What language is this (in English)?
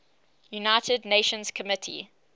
English